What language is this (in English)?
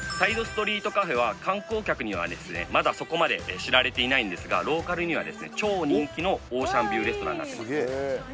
Japanese